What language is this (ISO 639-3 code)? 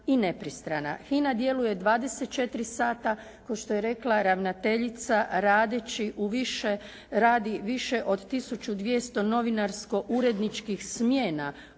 hrv